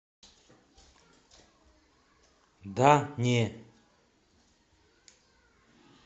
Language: Russian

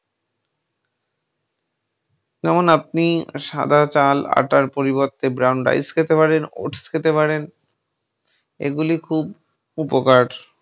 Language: Bangla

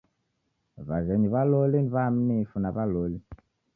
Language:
Taita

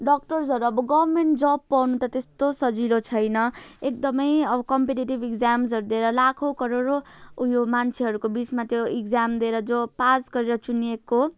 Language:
Nepali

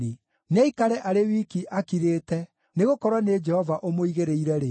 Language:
Kikuyu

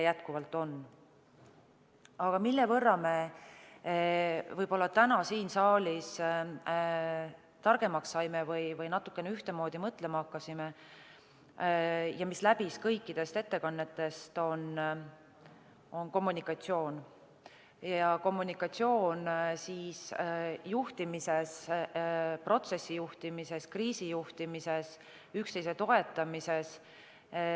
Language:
Estonian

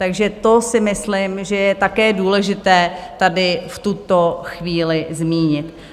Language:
Czech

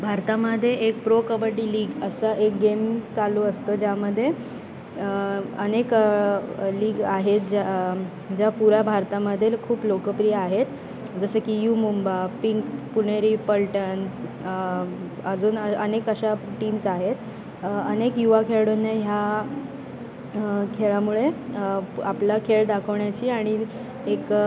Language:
Marathi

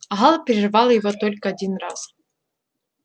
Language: Russian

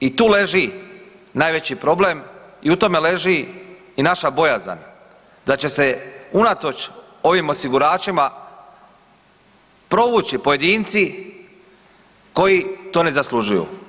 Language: Croatian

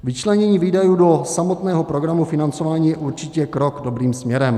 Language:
Czech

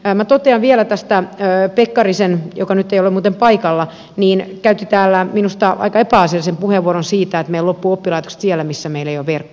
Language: Finnish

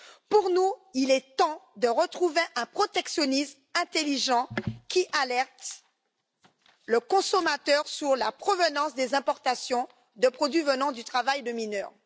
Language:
French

